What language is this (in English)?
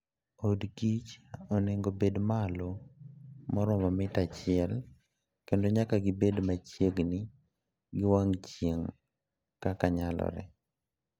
Luo (Kenya and Tanzania)